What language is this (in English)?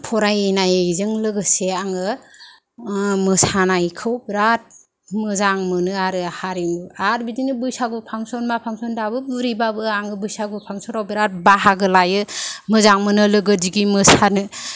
Bodo